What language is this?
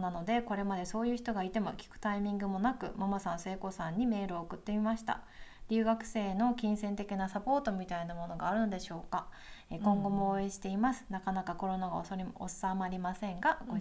Japanese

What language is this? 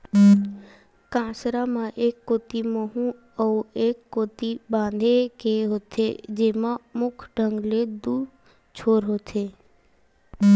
Chhattisgarhi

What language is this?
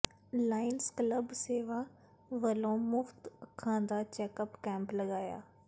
Punjabi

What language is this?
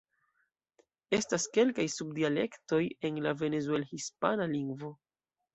Esperanto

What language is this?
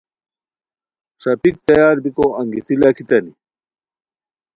Khowar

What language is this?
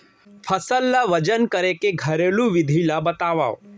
Chhattisgarhi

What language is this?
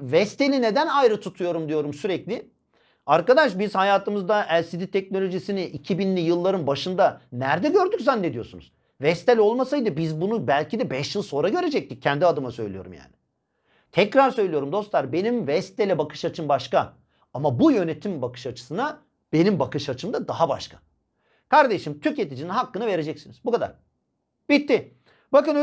Turkish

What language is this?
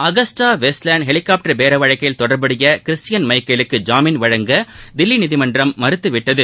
Tamil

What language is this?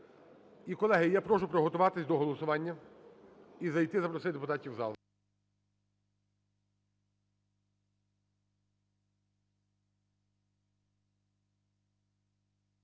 Ukrainian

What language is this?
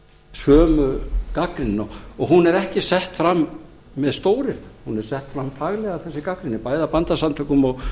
Icelandic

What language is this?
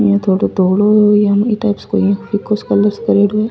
Rajasthani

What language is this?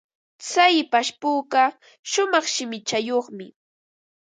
Ambo-Pasco Quechua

